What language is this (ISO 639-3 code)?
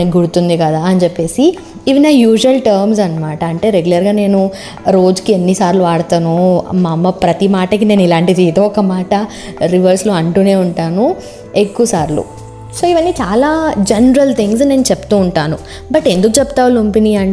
tel